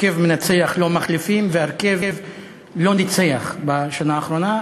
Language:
Hebrew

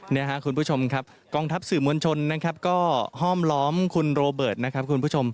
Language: Thai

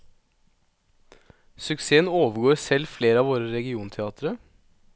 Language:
Norwegian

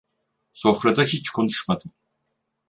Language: Turkish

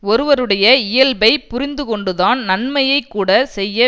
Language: Tamil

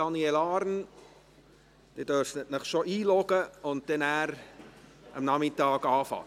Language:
Swiss German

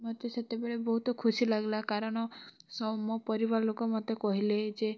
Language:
Odia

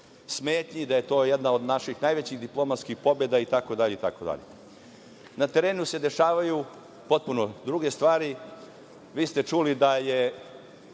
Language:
Serbian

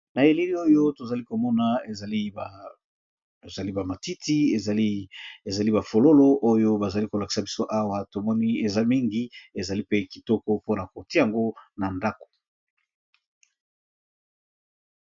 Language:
Lingala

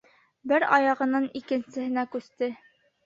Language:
Bashkir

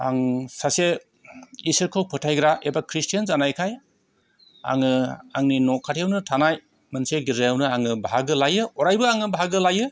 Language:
Bodo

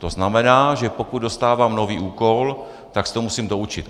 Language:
Czech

